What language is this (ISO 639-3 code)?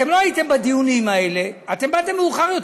heb